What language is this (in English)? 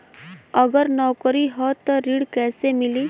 Bhojpuri